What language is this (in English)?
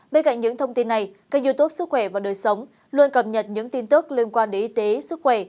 Vietnamese